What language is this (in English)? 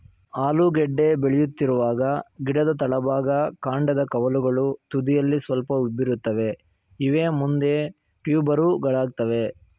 Kannada